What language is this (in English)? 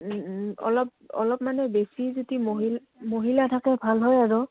Assamese